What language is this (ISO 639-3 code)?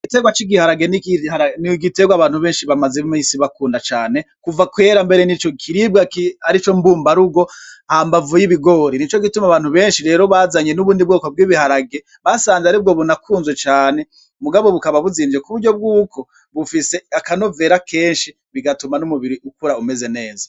run